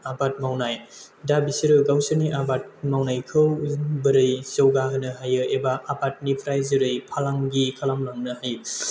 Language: Bodo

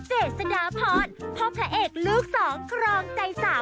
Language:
Thai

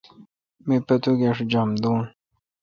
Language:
Kalkoti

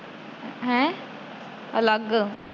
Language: Punjabi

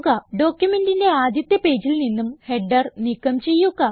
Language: Malayalam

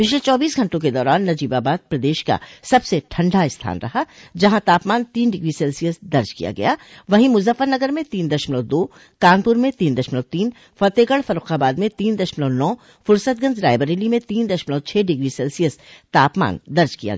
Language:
Hindi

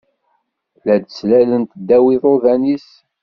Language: Kabyle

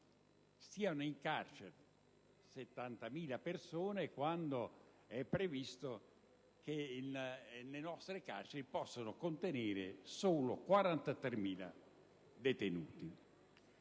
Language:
Italian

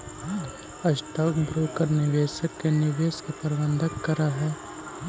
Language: Magahi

